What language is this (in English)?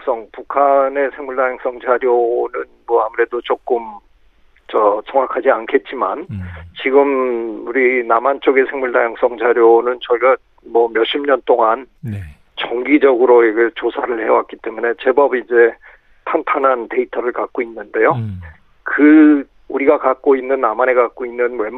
Korean